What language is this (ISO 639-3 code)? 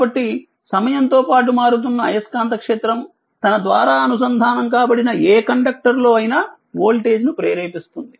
tel